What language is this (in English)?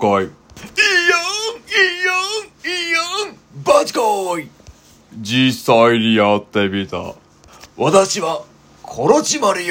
Japanese